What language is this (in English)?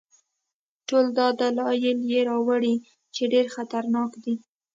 Pashto